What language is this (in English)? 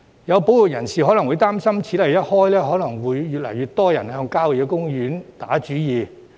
Cantonese